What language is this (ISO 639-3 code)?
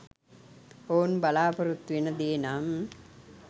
sin